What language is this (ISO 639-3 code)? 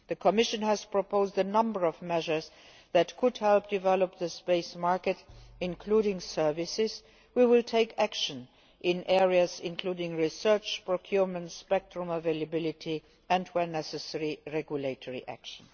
eng